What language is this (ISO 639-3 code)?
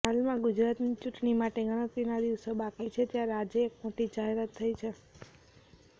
guj